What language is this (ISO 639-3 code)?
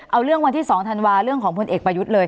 tha